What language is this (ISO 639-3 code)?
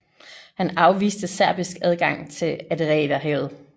dan